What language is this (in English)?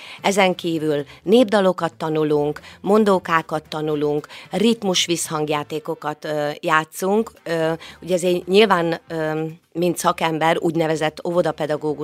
Hungarian